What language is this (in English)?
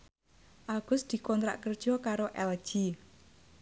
Javanese